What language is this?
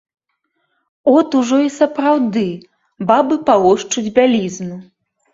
Belarusian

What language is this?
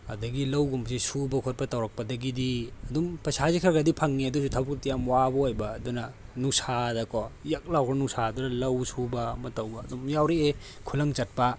Manipuri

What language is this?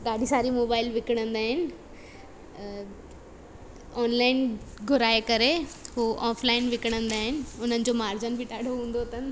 Sindhi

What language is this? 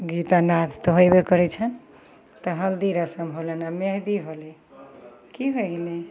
Maithili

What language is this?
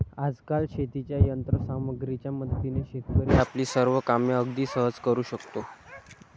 Marathi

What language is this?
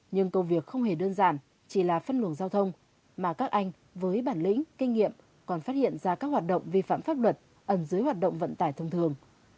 Vietnamese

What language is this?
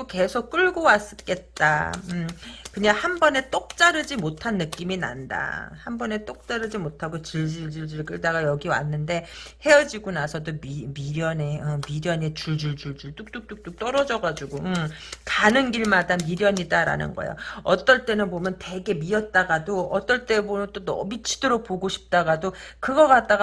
Korean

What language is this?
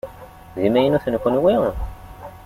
Kabyle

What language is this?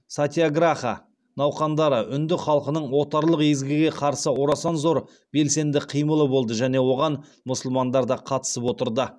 Kazakh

